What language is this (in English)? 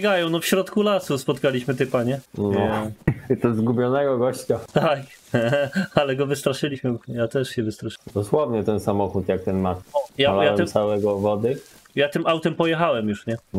Polish